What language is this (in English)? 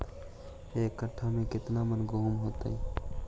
Magahi